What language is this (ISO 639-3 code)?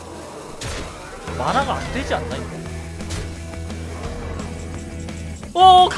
kor